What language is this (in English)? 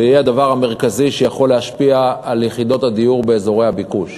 Hebrew